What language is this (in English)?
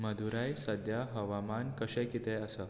Konkani